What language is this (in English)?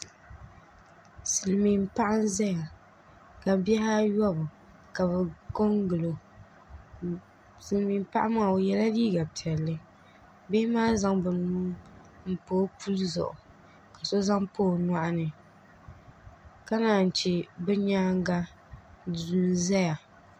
Dagbani